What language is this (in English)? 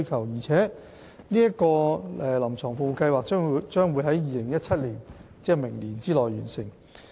Cantonese